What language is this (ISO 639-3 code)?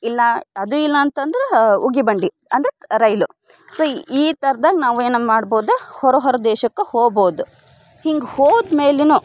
kan